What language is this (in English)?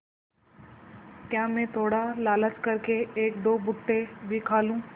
Hindi